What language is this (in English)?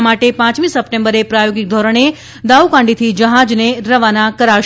Gujarati